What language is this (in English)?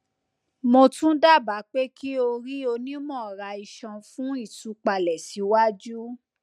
Yoruba